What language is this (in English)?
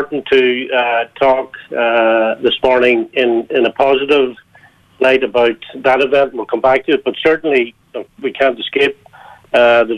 English